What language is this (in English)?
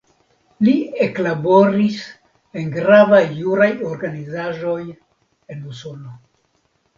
Esperanto